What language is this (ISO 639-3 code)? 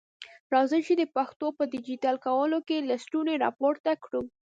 pus